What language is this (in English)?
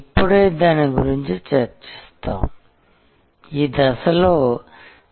Telugu